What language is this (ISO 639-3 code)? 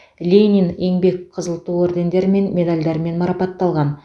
kaz